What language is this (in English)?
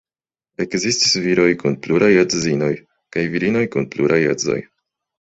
Esperanto